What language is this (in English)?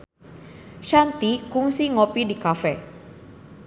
Sundanese